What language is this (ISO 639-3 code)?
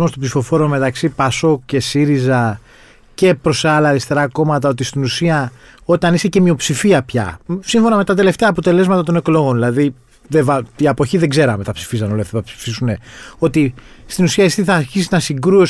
ell